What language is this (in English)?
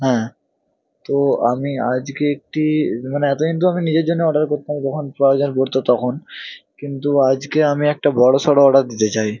Bangla